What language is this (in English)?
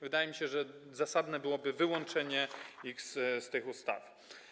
Polish